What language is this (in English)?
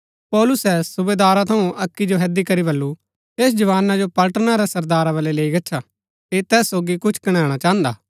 Gaddi